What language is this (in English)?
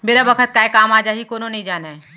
Chhattisgarhi